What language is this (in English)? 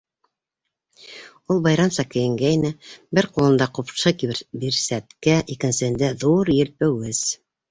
Bashkir